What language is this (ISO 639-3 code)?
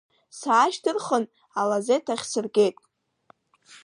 abk